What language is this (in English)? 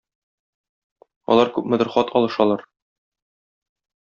Tatar